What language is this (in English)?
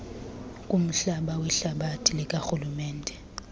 Xhosa